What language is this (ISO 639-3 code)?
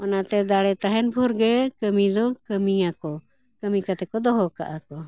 sat